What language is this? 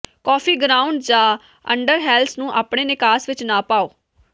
Punjabi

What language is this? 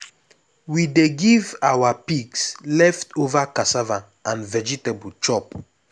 Nigerian Pidgin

